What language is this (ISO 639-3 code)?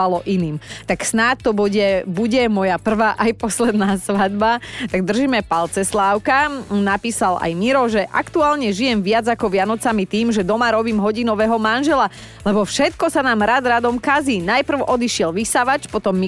slk